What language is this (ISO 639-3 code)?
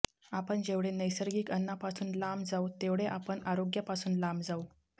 mar